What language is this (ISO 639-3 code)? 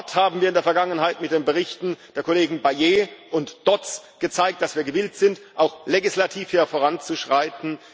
deu